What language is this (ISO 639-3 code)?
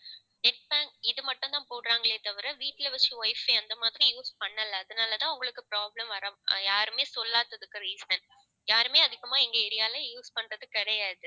tam